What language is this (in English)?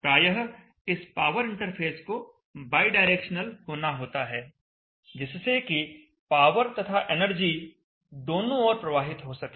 Hindi